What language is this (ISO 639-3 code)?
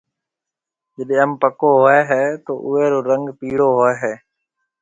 mve